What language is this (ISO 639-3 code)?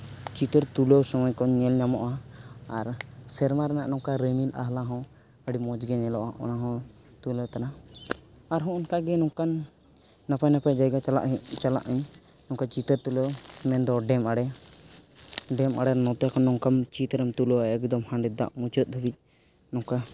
sat